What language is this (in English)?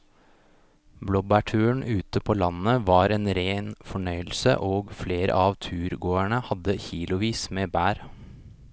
Norwegian